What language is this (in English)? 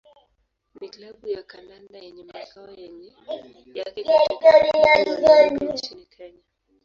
Swahili